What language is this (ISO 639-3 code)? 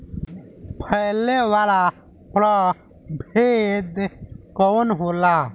bho